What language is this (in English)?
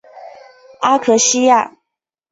Chinese